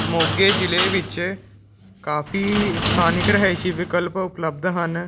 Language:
Punjabi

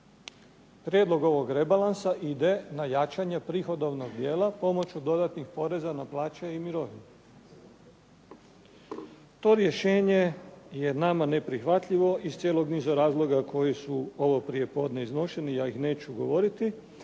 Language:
Croatian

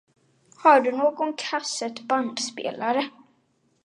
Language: Swedish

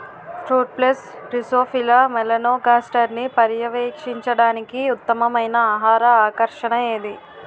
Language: Telugu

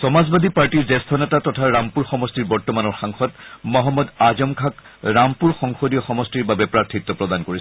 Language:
Assamese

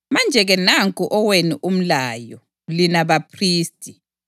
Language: North Ndebele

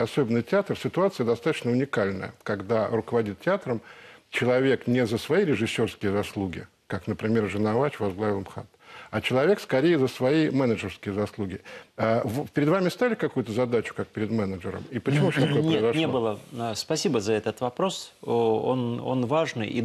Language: Russian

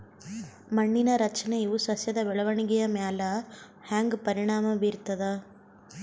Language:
Kannada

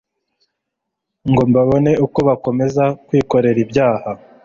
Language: Kinyarwanda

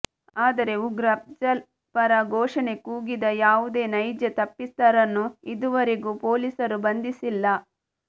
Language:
Kannada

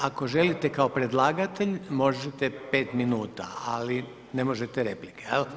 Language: Croatian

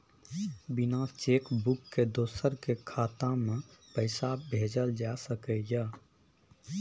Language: Maithili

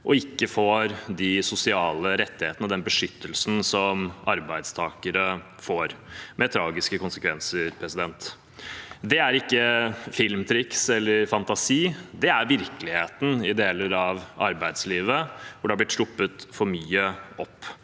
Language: Norwegian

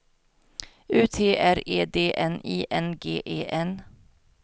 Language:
Swedish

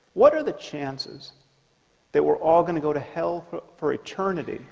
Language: English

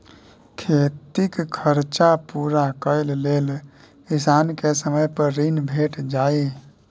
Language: Maithili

